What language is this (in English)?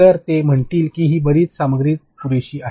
Marathi